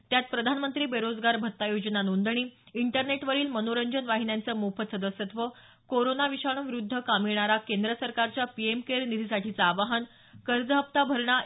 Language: Marathi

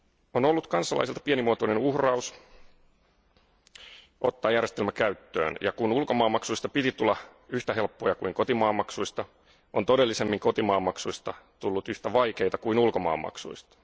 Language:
Finnish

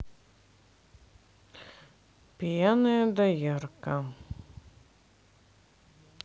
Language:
Russian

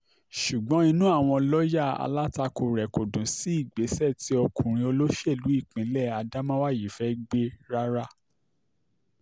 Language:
Yoruba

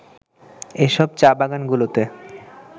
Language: Bangla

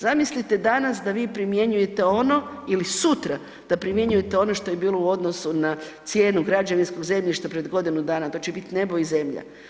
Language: Croatian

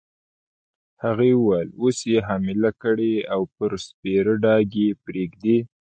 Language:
Pashto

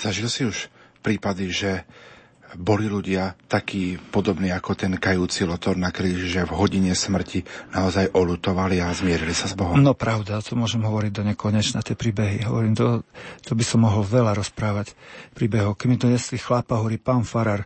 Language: Slovak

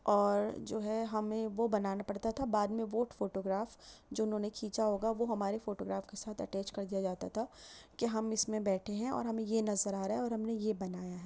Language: Urdu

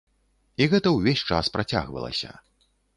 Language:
Belarusian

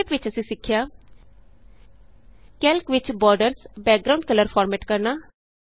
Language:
Punjabi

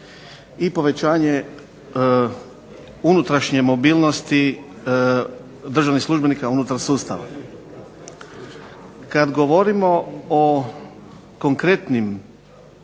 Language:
Croatian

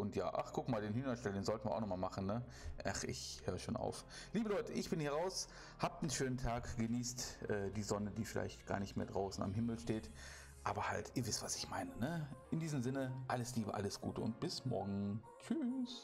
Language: German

